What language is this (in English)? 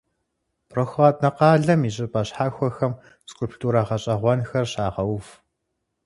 Kabardian